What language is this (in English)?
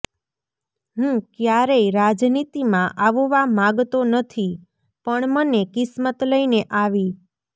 Gujarati